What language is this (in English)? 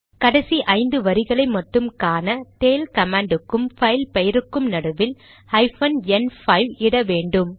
Tamil